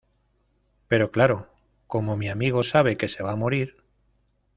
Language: Spanish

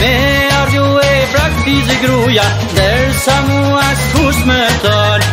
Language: Romanian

